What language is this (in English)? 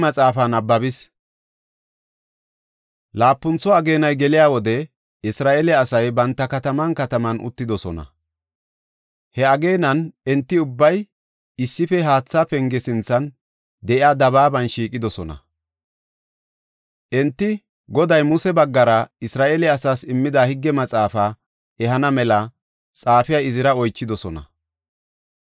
Gofa